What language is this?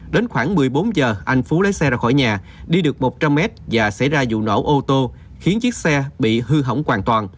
Vietnamese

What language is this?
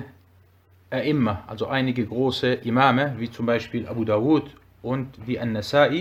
German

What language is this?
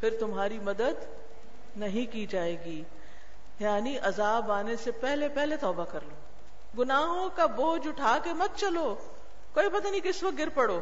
Urdu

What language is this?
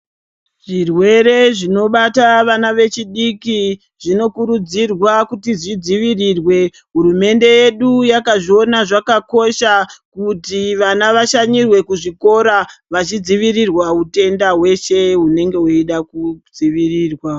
Ndau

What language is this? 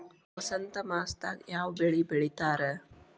Kannada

